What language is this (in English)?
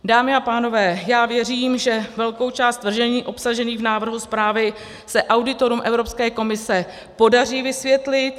Czech